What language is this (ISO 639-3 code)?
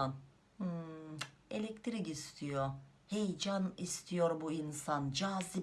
tur